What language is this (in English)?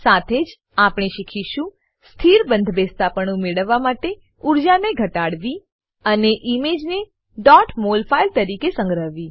Gujarati